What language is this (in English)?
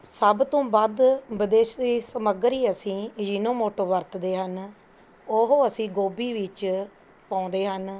Punjabi